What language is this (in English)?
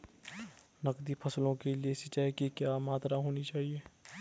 Hindi